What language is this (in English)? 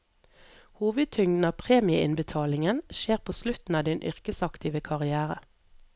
Norwegian